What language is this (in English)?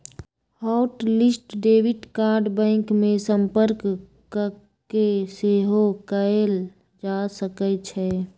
Magahi